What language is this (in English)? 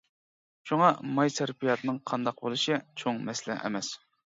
Uyghur